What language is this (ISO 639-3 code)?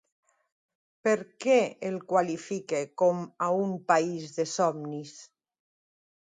cat